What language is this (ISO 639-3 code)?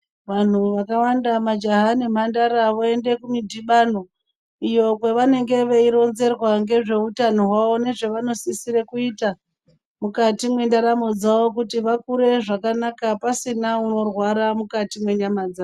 ndc